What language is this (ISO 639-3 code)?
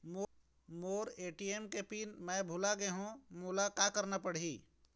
hne